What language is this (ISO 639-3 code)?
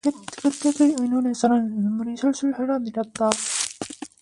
kor